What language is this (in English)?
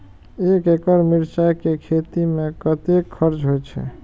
Maithili